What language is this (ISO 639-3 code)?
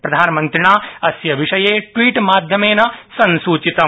san